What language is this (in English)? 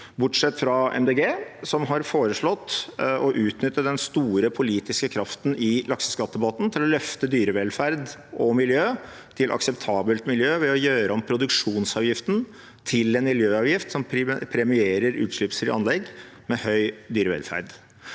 Norwegian